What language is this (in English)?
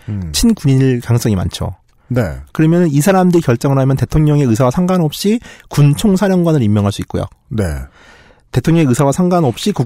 Korean